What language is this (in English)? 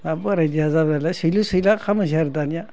Bodo